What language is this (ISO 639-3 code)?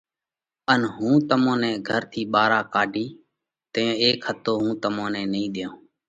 kvx